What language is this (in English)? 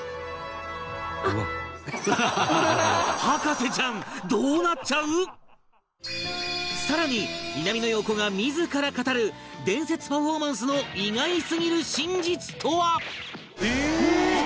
Japanese